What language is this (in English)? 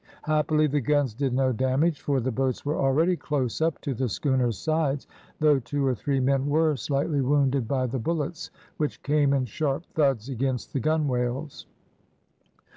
English